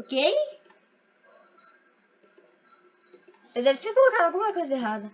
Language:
Portuguese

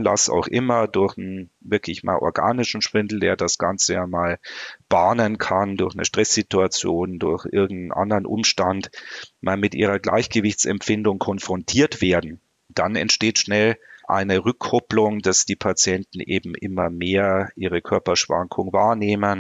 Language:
German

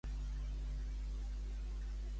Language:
Catalan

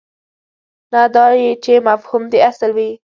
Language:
Pashto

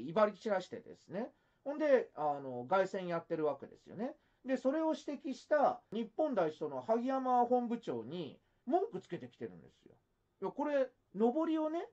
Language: Japanese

